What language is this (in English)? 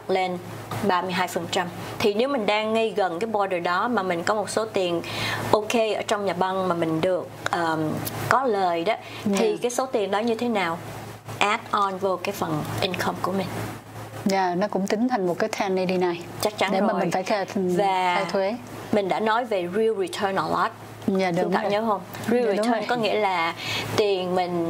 Vietnamese